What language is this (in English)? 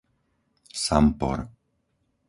Slovak